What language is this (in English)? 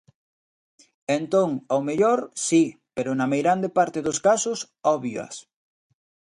Galician